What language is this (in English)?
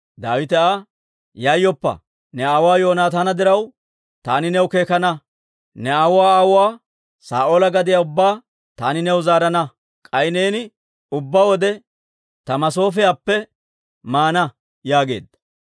Dawro